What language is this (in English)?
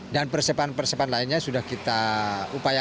Indonesian